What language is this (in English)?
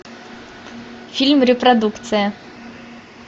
Russian